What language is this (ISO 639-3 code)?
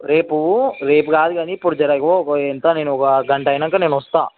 tel